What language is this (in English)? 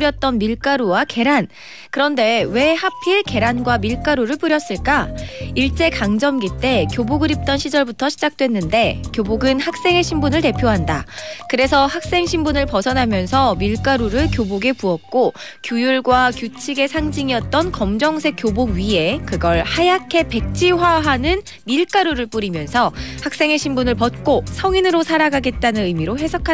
Korean